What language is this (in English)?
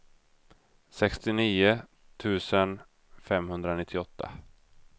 Swedish